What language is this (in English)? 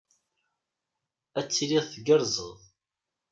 Kabyle